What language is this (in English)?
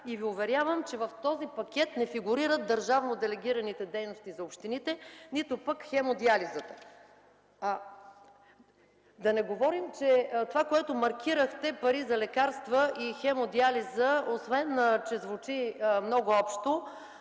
Bulgarian